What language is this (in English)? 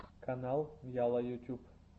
Russian